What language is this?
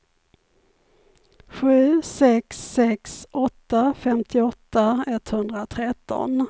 Swedish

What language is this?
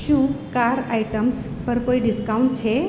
Gujarati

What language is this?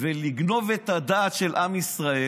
Hebrew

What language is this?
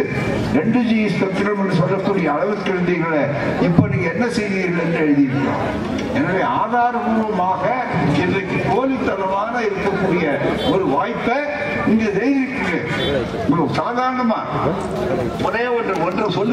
Tamil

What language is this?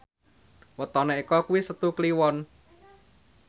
Javanese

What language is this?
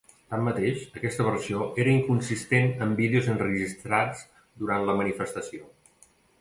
Catalan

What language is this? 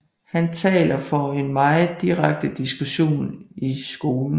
Danish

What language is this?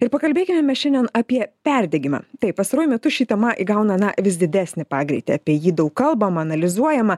Lithuanian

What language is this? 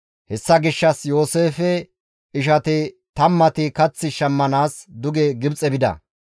Gamo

